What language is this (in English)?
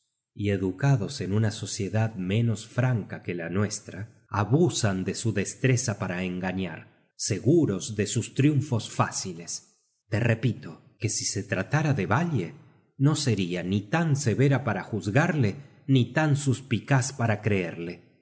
Spanish